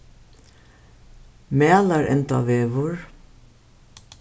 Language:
Faroese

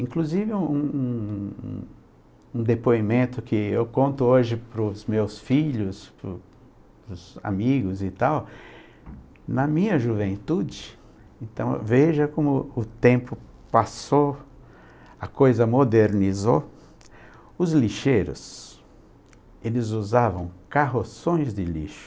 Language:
Portuguese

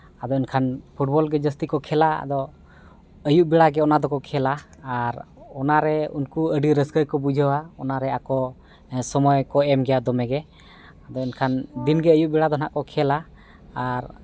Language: Santali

